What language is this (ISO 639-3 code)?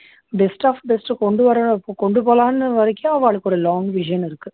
tam